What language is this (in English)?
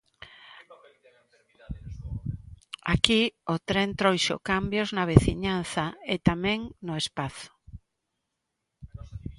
Galician